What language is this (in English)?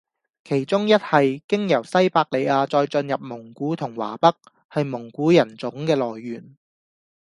Cantonese